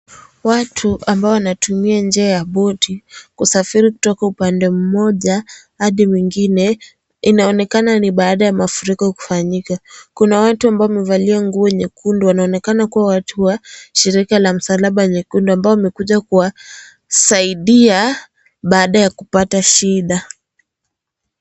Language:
Swahili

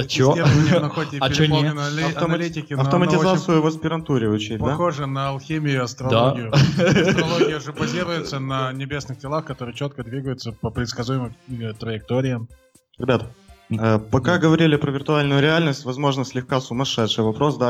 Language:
Russian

